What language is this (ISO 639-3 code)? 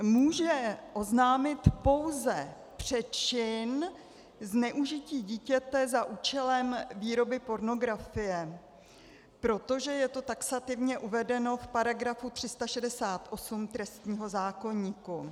ces